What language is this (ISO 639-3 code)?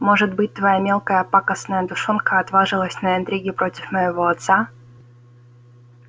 rus